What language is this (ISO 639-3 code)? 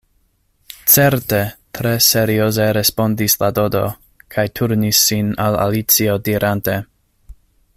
epo